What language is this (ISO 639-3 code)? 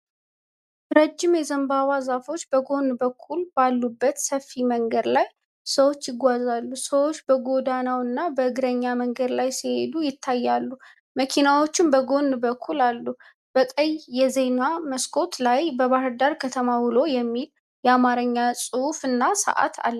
amh